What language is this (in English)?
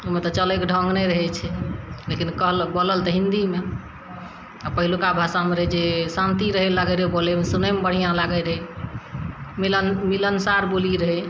Maithili